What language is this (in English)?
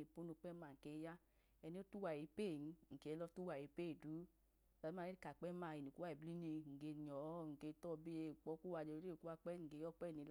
Idoma